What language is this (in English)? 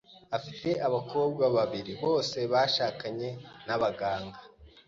Kinyarwanda